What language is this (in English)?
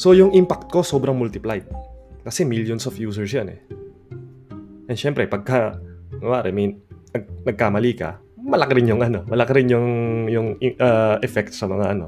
Filipino